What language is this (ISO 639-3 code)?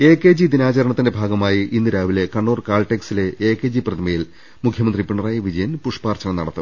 mal